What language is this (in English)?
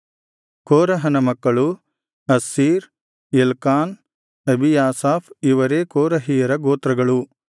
Kannada